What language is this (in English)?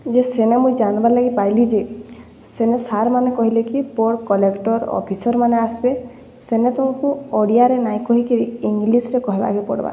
Odia